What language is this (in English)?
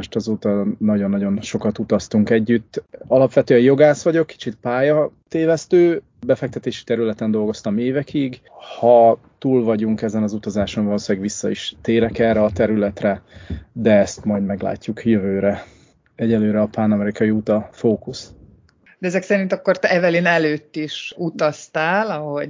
Hungarian